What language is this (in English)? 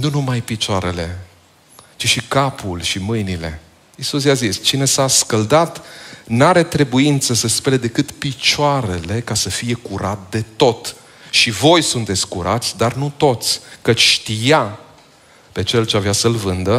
Romanian